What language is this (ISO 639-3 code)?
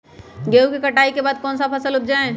mag